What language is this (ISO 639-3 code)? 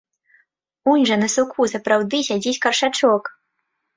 bel